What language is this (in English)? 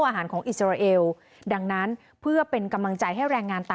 Thai